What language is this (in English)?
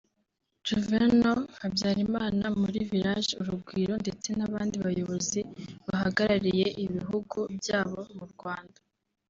Kinyarwanda